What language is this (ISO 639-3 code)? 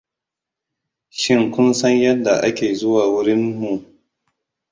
hau